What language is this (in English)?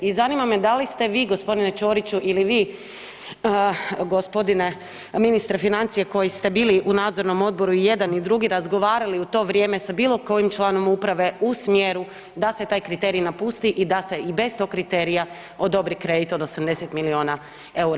Croatian